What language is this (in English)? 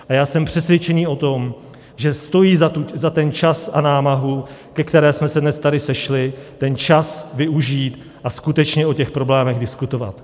Czech